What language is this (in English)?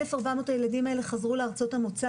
Hebrew